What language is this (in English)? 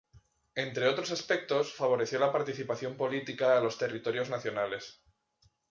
Spanish